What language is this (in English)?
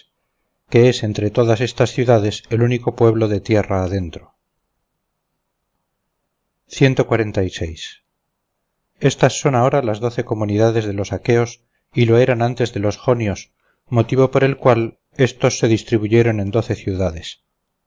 Spanish